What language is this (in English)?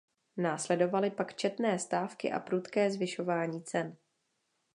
Czech